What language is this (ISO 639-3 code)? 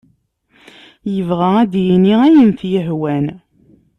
kab